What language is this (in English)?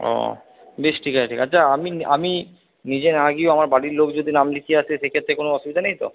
Bangla